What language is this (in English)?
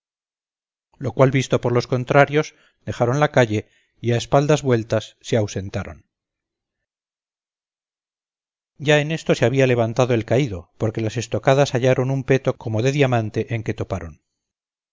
Spanish